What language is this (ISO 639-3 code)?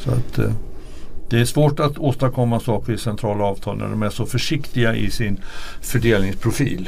swe